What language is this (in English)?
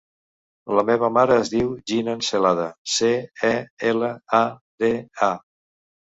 Catalan